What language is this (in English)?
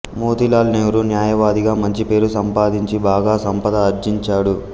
Telugu